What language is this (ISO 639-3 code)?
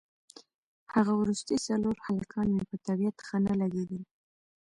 pus